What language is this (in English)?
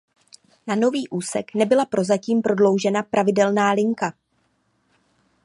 Czech